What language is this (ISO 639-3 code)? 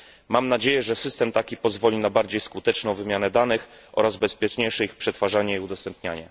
pol